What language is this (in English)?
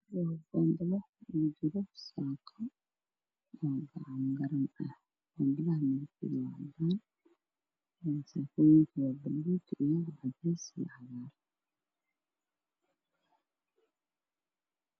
Somali